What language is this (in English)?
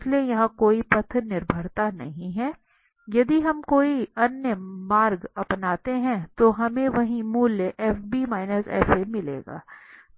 Hindi